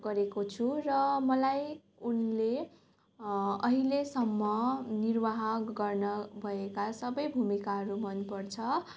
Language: Nepali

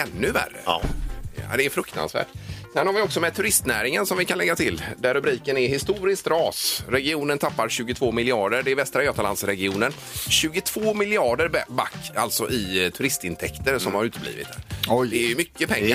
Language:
Swedish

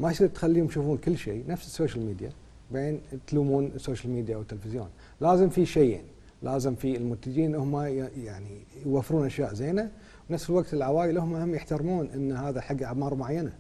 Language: Arabic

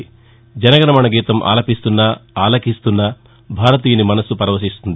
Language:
Telugu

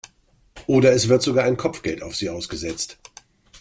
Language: German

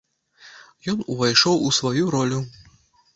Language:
Belarusian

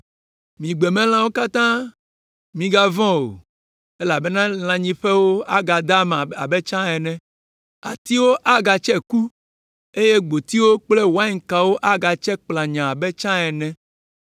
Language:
Ewe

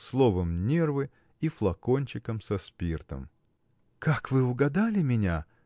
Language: Russian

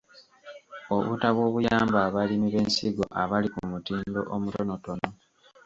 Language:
Ganda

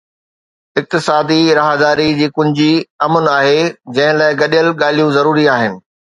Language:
Sindhi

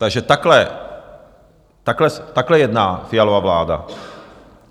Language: Czech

